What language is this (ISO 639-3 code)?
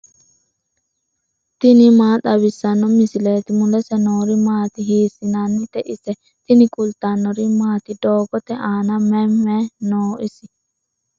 sid